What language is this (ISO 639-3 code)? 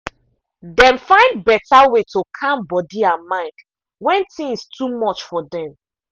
pcm